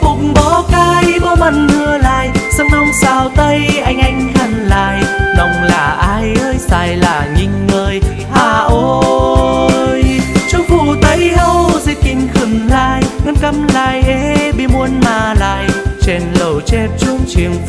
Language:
Vietnamese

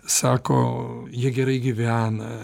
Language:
Lithuanian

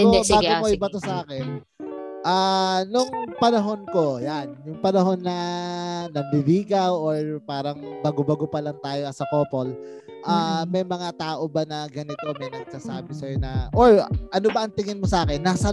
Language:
Filipino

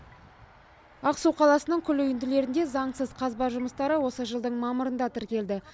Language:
Kazakh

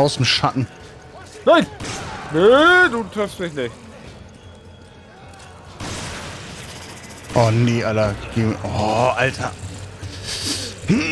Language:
German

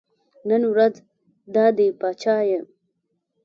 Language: Pashto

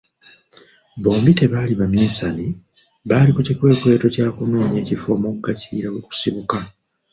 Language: Ganda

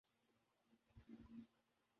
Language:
Urdu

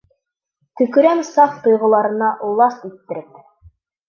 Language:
Bashkir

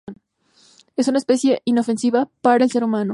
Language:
Spanish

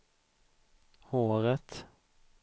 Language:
Swedish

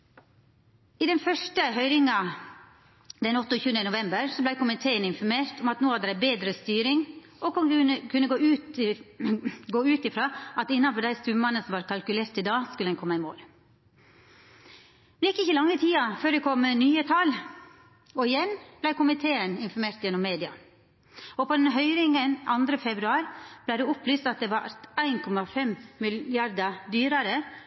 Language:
Norwegian Nynorsk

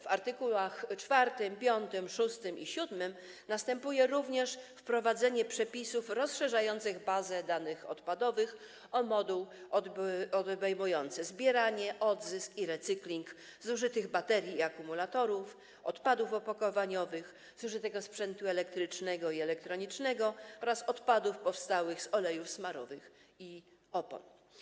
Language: Polish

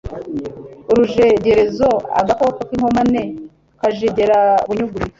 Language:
Kinyarwanda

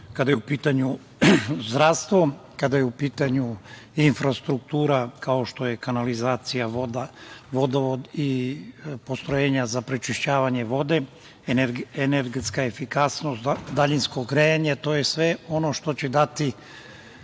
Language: Serbian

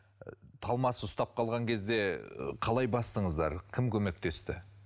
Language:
Kazakh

